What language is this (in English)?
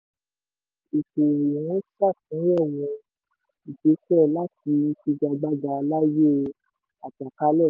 Yoruba